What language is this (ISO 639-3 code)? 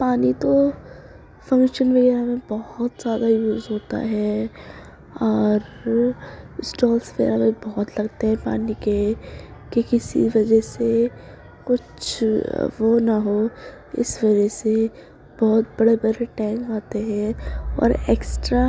urd